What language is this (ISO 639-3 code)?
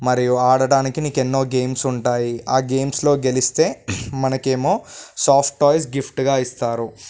tel